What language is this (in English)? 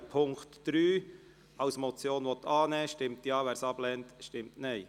Swiss German